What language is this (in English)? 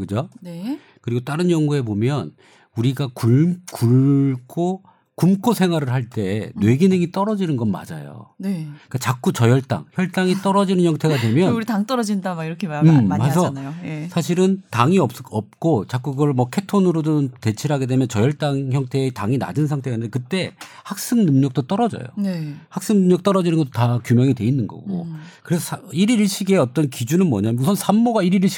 Korean